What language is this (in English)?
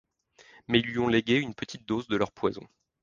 French